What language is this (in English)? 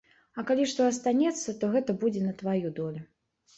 Belarusian